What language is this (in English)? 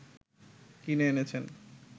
Bangla